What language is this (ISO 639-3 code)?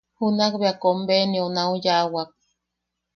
yaq